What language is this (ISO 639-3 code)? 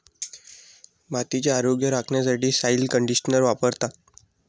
mar